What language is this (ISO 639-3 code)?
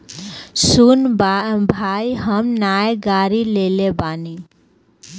bho